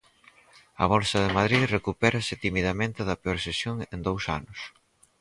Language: Galician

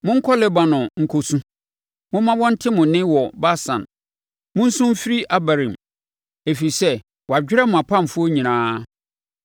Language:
Akan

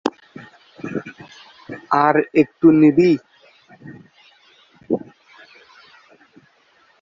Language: Bangla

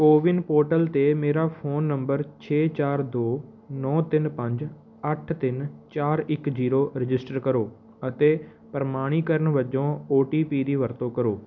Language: Punjabi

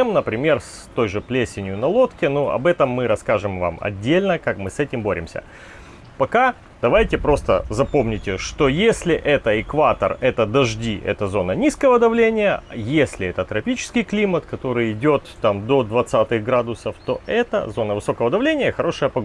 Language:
Russian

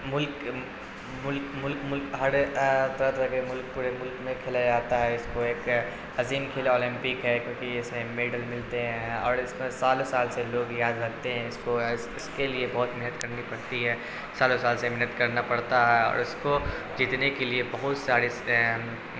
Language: Urdu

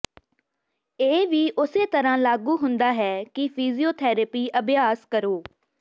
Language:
Punjabi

